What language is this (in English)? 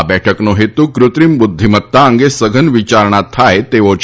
Gujarati